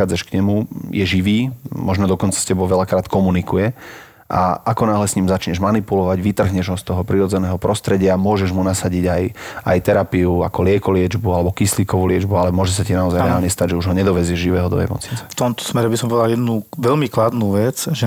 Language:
Slovak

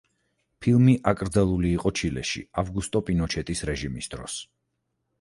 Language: Georgian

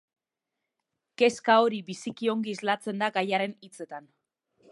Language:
Basque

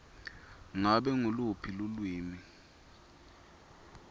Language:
Swati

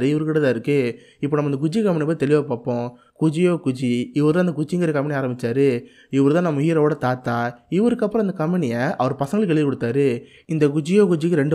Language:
Tamil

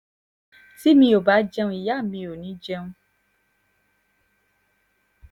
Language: Yoruba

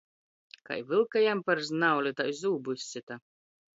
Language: Latgalian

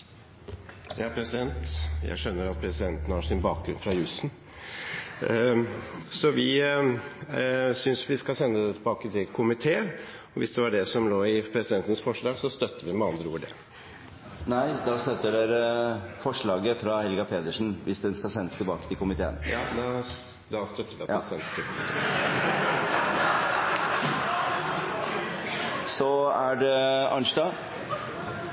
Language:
Norwegian Bokmål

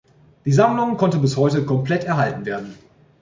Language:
German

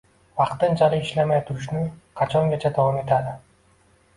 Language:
Uzbek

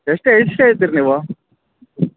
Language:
Kannada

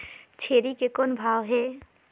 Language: Chhattisgarhi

